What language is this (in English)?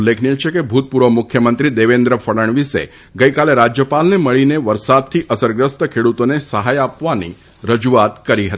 Gujarati